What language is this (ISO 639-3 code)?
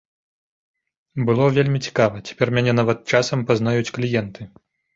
bel